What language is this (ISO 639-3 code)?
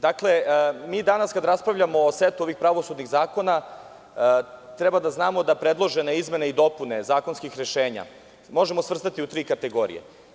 srp